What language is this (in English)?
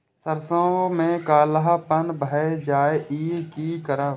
Maithili